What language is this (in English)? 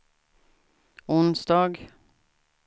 Swedish